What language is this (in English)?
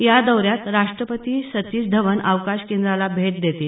Marathi